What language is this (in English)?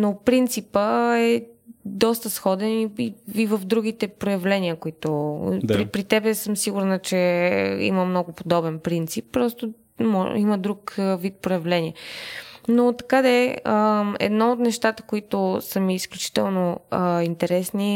Bulgarian